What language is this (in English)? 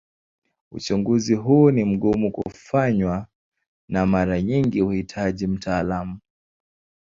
Swahili